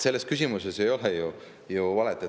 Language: Estonian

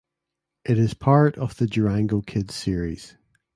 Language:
English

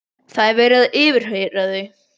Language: Icelandic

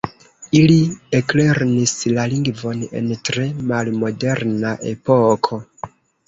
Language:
Esperanto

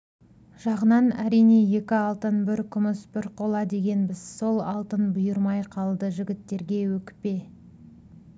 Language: Kazakh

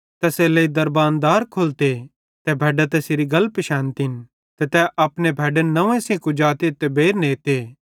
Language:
Bhadrawahi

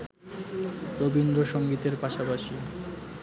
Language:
Bangla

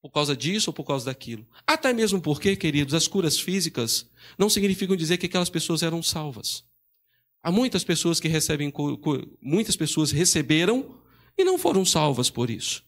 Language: Portuguese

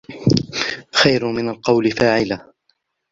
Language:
Arabic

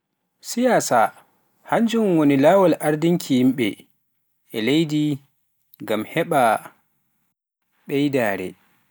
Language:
Pular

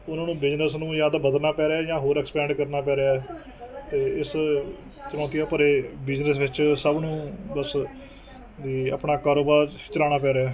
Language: Punjabi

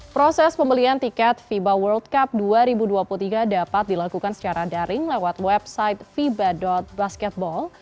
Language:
Indonesian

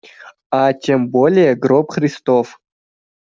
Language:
Russian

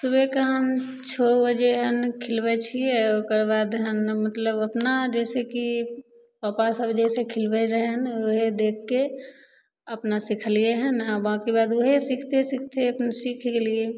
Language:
Maithili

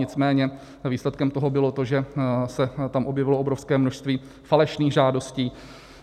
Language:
Czech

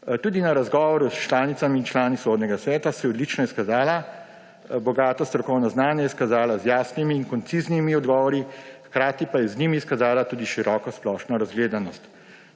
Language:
Slovenian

